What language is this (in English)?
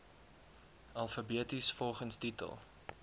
Afrikaans